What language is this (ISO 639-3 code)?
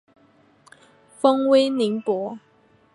zho